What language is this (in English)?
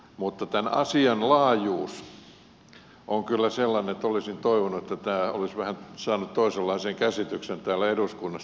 Finnish